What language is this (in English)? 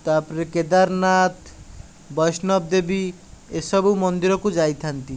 Odia